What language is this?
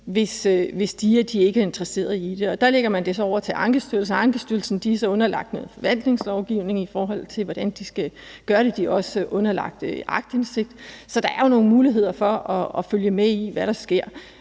Danish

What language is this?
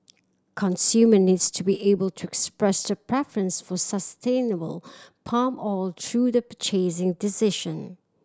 English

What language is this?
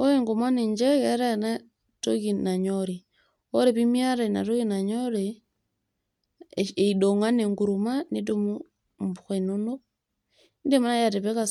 Masai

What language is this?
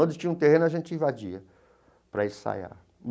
Portuguese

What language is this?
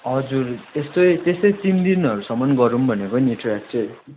Nepali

